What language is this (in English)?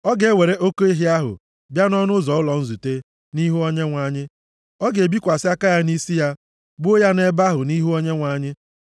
Igbo